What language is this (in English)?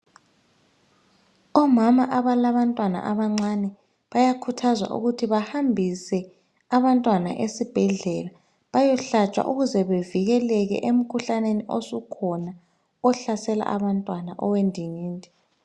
North Ndebele